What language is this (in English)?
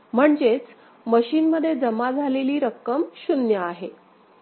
Marathi